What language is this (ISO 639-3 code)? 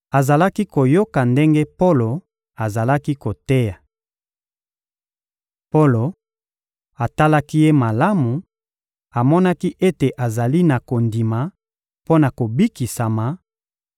lin